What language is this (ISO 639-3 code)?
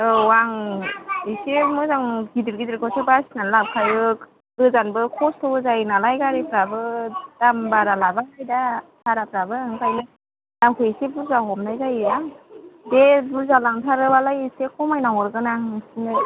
brx